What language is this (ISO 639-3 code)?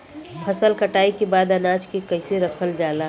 bho